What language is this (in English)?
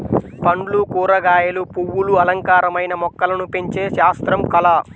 Telugu